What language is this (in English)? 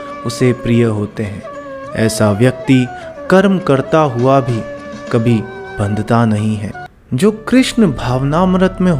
Hindi